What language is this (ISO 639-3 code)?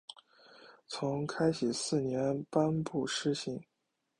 zho